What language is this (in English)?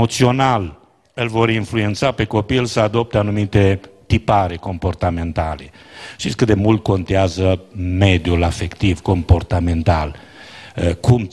Romanian